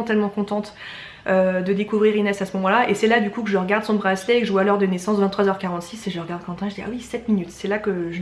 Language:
French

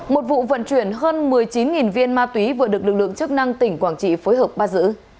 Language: Vietnamese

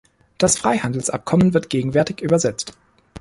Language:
German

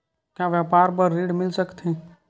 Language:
Chhattisgarhi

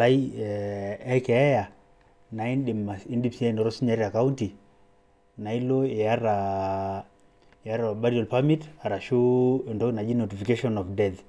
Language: Masai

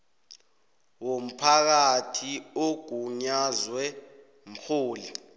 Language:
South Ndebele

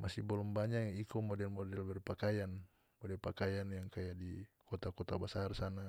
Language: North Moluccan Malay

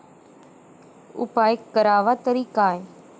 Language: Marathi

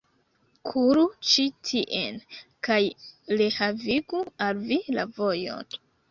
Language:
Esperanto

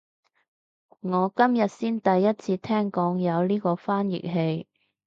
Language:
Cantonese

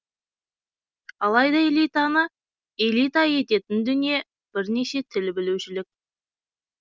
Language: Kazakh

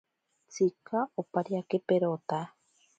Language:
Ashéninka Perené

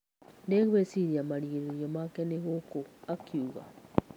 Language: Kikuyu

